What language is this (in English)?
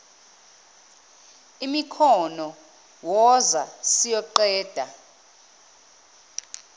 Zulu